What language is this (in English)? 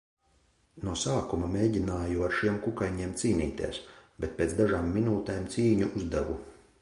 Latvian